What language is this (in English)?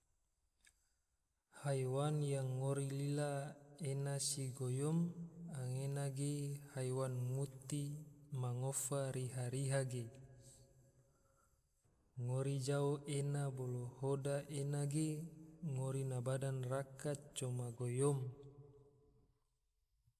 Tidore